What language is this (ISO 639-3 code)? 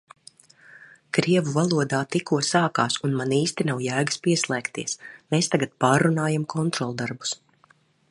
lav